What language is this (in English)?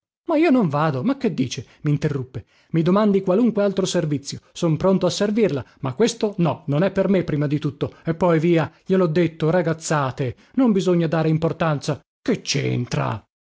Italian